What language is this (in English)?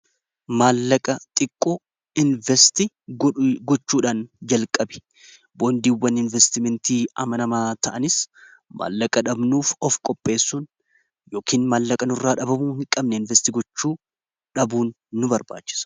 Oromo